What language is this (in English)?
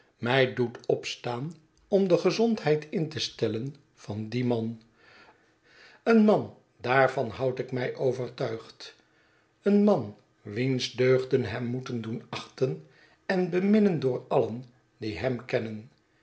Dutch